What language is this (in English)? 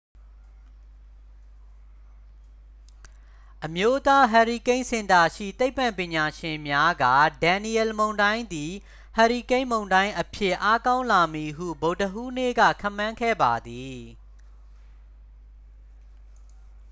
Burmese